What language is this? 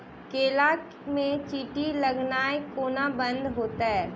Maithili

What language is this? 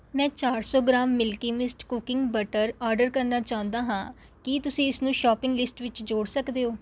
Punjabi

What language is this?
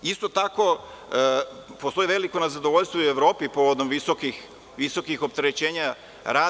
Serbian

